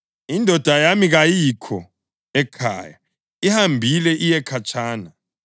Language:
North Ndebele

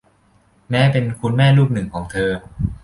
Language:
Thai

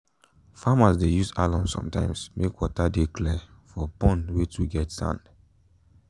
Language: Nigerian Pidgin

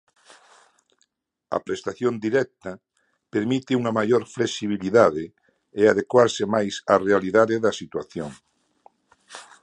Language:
Galician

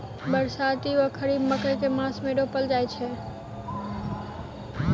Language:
Maithili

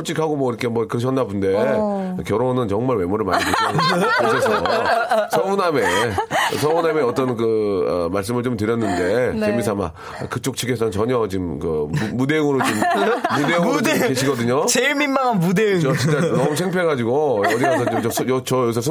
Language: Korean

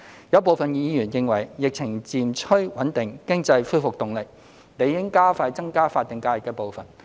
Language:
Cantonese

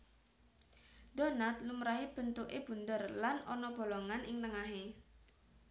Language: Javanese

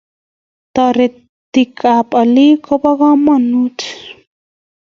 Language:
Kalenjin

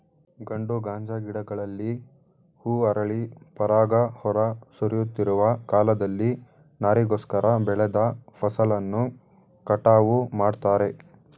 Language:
Kannada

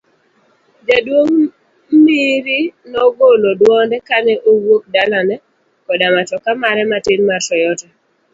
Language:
Luo (Kenya and Tanzania)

